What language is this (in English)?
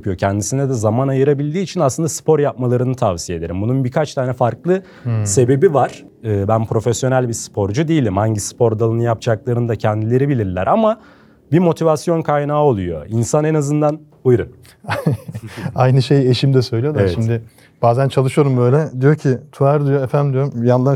Turkish